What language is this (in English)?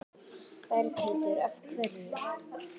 Icelandic